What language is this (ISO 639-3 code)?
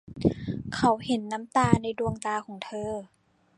tha